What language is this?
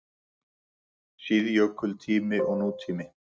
Icelandic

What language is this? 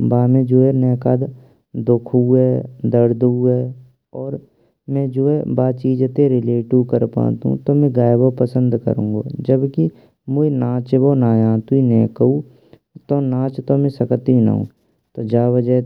Braj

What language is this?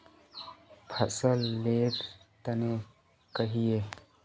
Magahi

